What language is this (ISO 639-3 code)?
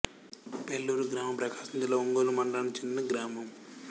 tel